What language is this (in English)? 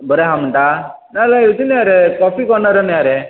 Konkani